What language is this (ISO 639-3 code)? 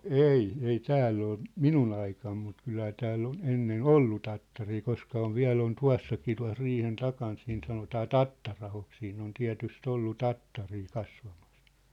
fin